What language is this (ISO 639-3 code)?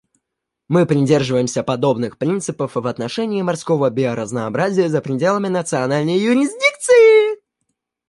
rus